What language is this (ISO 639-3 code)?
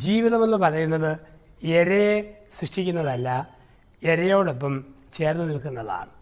mal